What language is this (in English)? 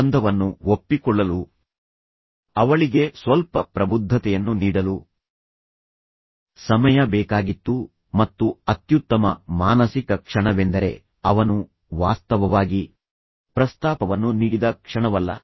Kannada